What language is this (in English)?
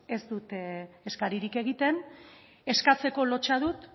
Basque